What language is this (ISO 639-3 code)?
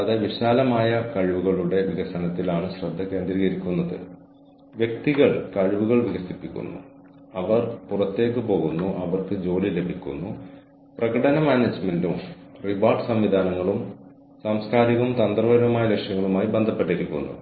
mal